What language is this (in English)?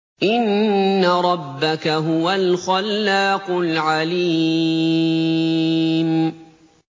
Arabic